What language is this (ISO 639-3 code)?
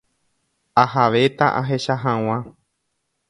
grn